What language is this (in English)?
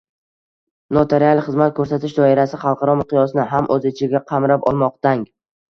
Uzbek